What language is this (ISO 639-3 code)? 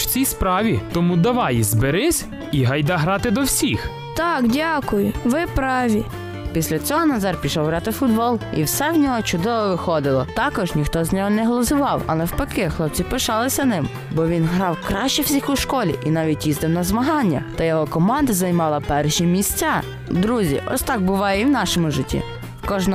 ukr